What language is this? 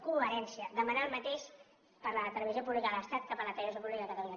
Catalan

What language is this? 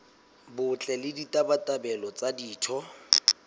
Southern Sotho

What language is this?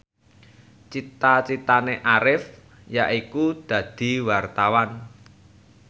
Javanese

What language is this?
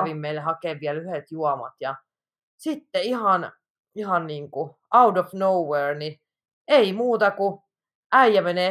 Finnish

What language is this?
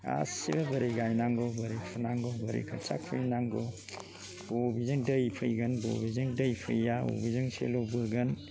Bodo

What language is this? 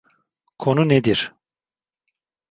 Turkish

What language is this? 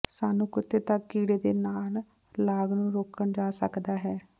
Punjabi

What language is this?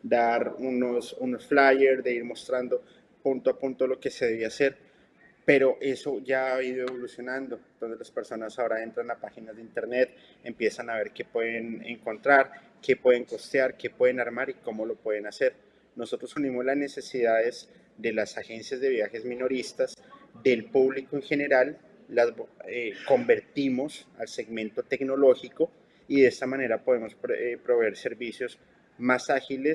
Spanish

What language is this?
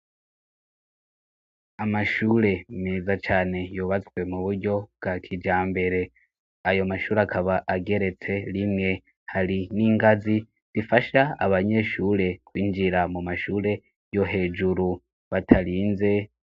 Rundi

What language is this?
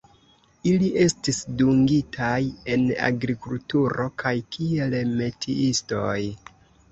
Esperanto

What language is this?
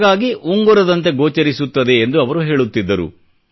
Kannada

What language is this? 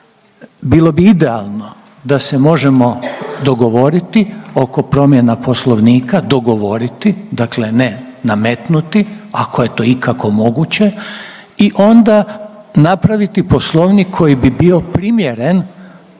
Croatian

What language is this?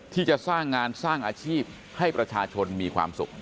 Thai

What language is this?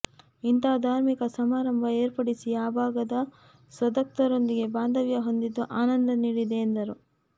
Kannada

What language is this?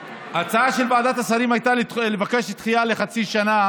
Hebrew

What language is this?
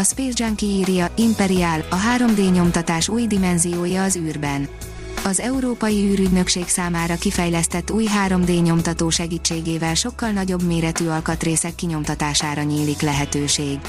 Hungarian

